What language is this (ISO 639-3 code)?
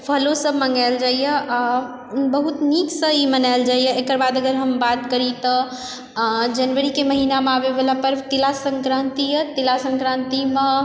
mai